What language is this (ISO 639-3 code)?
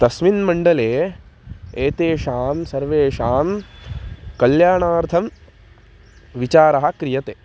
san